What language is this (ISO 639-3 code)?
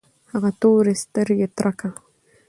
pus